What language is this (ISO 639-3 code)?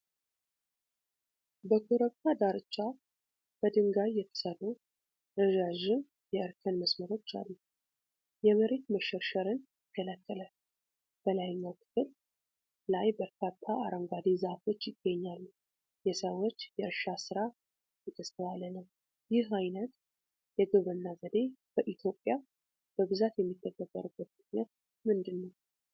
amh